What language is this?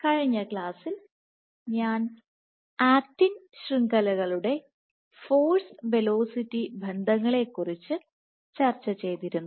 Malayalam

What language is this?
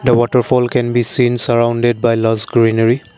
English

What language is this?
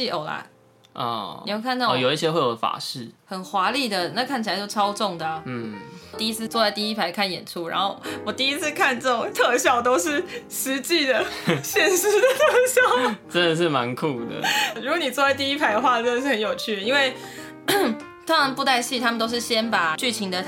Chinese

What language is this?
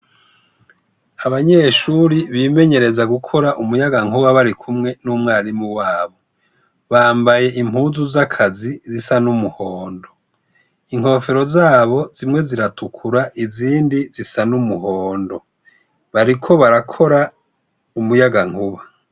Rundi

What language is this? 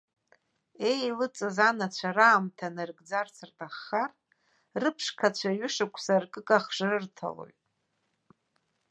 Abkhazian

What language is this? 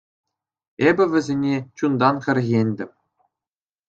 Chuvash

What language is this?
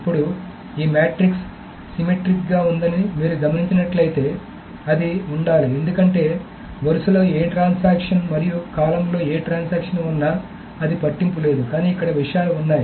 Telugu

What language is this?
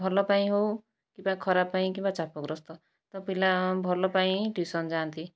Odia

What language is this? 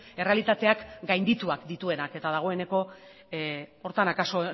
Basque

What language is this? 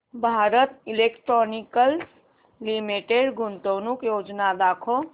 Marathi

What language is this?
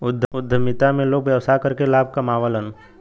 Bhojpuri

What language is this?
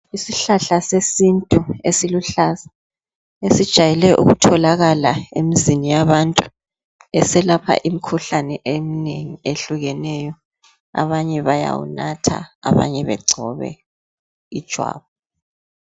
North Ndebele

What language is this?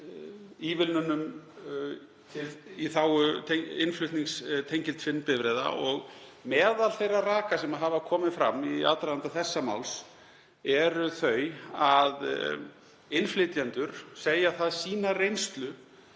Icelandic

